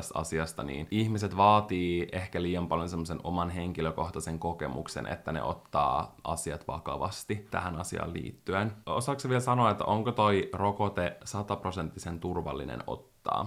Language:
Finnish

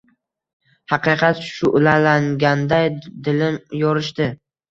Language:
Uzbek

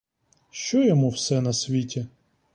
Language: Ukrainian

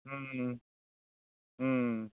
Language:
Santali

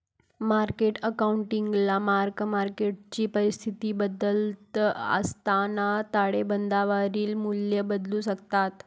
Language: Marathi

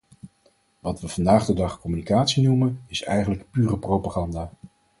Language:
Dutch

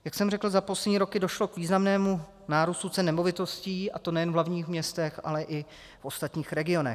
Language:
Czech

